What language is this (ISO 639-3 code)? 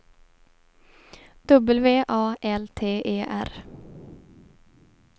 swe